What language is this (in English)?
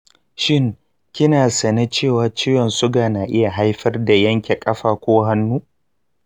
Hausa